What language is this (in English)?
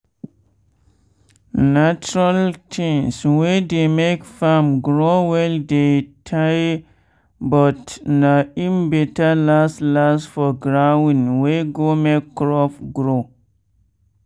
Nigerian Pidgin